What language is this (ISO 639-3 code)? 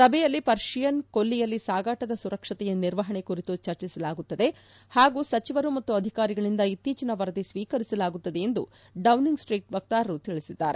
kan